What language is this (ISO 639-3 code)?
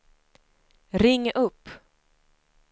swe